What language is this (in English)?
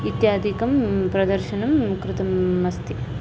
Sanskrit